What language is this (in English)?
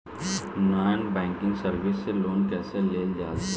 Bhojpuri